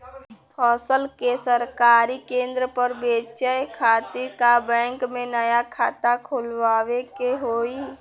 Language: Bhojpuri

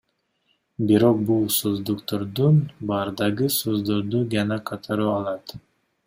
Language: Kyrgyz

